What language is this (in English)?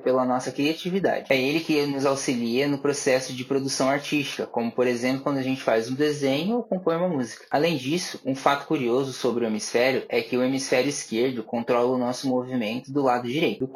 Portuguese